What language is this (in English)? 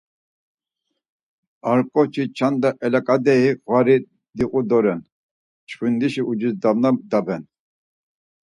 Laz